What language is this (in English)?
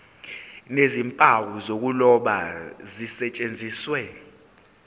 Zulu